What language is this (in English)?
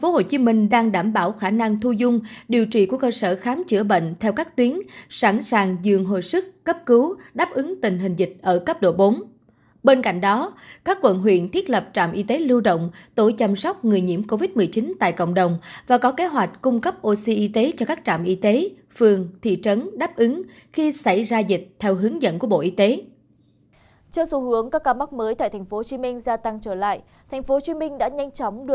Vietnamese